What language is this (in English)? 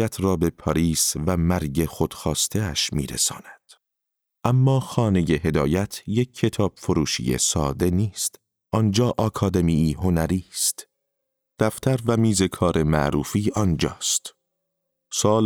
Persian